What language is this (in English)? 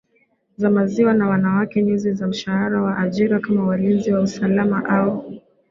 Swahili